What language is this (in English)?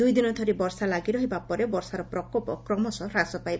Odia